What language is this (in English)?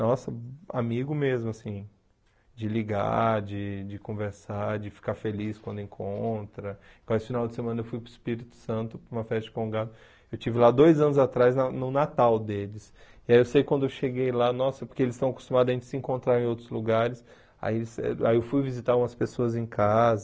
Portuguese